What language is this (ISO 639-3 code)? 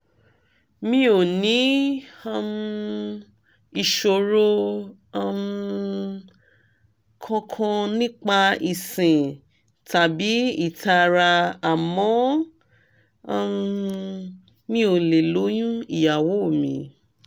yor